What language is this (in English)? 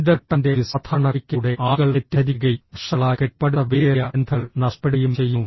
Malayalam